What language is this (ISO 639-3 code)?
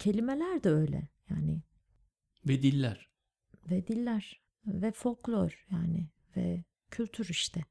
tur